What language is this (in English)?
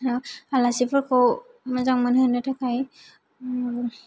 Bodo